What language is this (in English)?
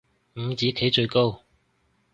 Cantonese